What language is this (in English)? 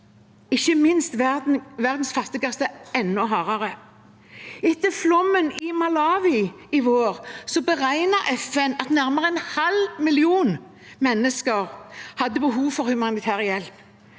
Norwegian